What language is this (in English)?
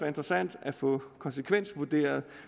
Danish